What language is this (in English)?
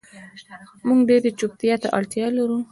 Pashto